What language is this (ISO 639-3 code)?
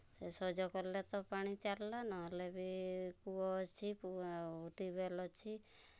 ori